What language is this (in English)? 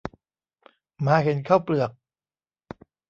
Thai